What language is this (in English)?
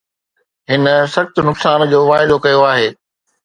Sindhi